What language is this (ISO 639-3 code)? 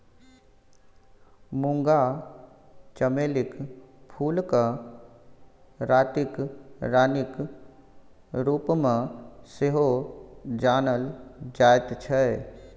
mai